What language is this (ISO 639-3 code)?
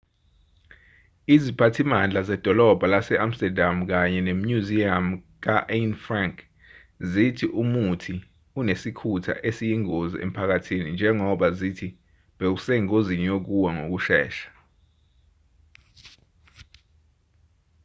zul